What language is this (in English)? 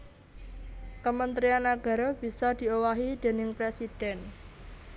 Javanese